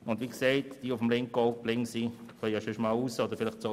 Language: Swiss German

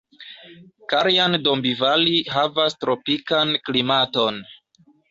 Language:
Esperanto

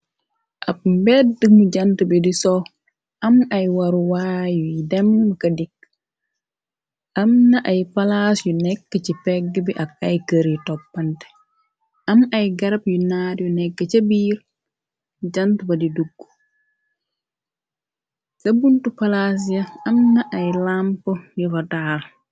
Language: Wolof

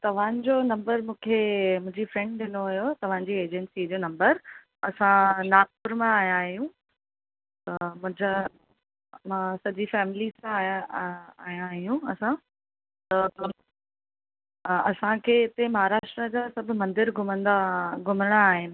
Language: Sindhi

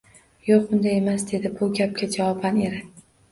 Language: Uzbek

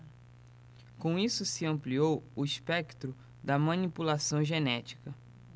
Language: Portuguese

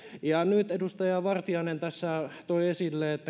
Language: Finnish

